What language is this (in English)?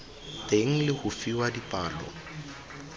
Tswana